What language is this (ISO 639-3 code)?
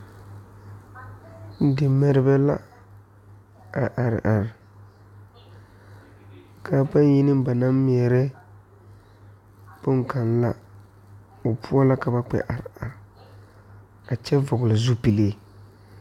dga